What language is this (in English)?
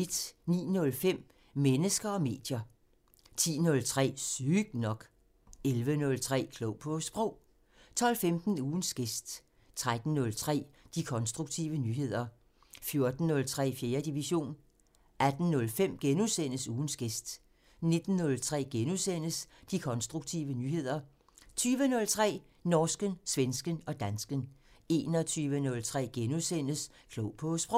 Danish